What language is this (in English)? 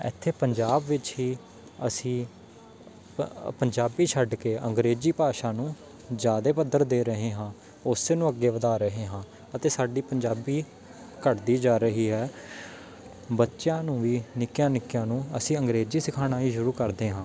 Punjabi